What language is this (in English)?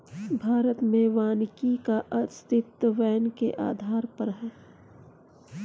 Hindi